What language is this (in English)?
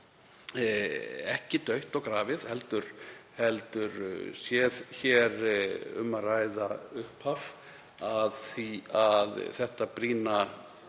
Icelandic